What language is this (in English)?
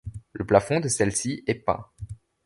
French